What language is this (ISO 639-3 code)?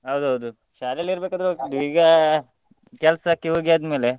kan